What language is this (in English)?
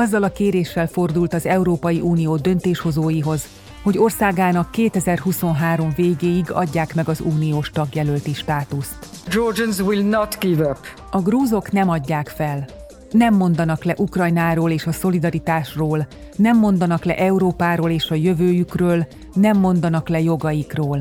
Hungarian